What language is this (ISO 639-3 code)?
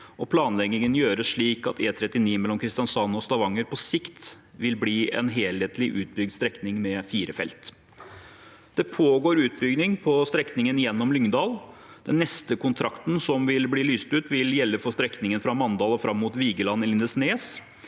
nor